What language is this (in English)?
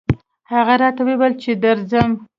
Pashto